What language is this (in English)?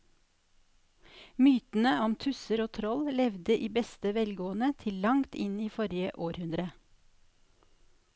Norwegian